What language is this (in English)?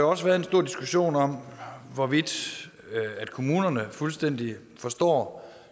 Danish